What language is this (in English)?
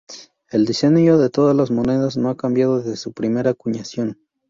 Spanish